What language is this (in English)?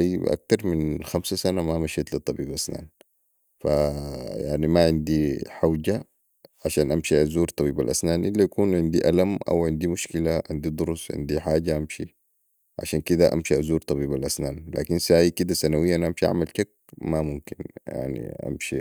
Sudanese Arabic